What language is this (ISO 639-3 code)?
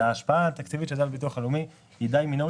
heb